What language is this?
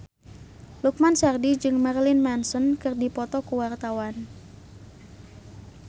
Sundanese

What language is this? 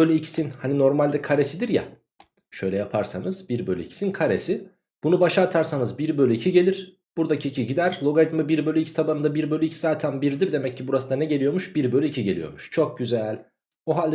Turkish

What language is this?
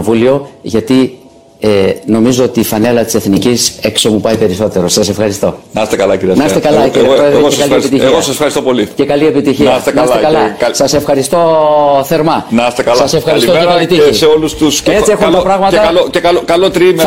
Greek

